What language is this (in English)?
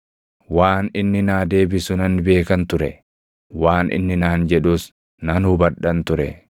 Oromo